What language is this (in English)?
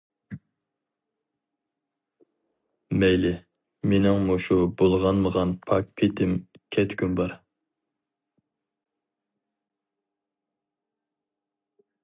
Uyghur